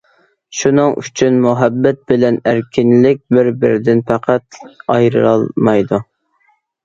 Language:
Uyghur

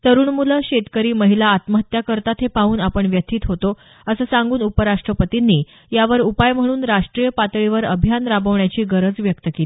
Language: Marathi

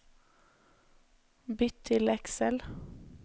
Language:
Norwegian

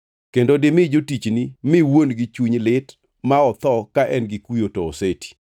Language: Luo (Kenya and Tanzania)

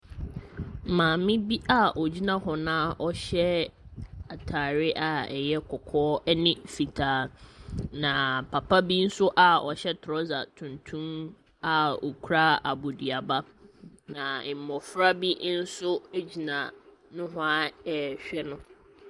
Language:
Akan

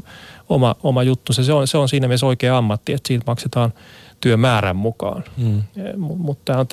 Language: Finnish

